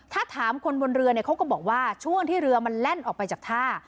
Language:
Thai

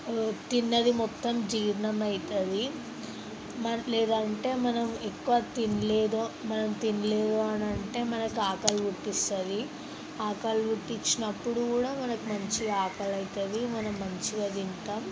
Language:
Telugu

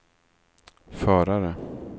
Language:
Swedish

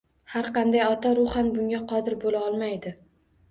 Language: Uzbek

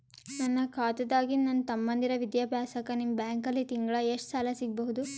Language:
Kannada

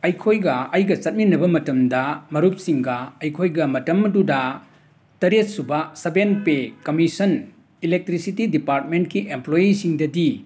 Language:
Manipuri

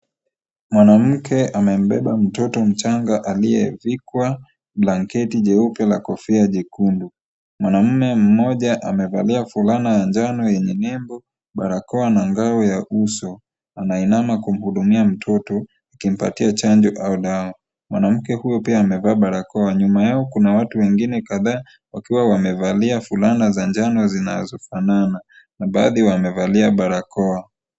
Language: Swahili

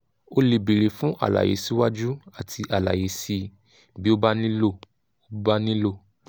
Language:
Yoruba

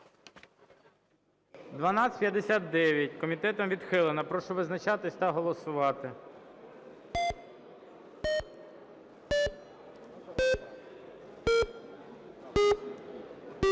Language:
Ukrainian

